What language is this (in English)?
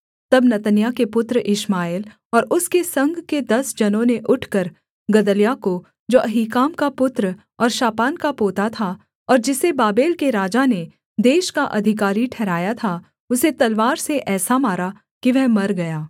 Hindi